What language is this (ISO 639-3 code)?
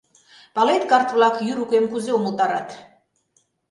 chm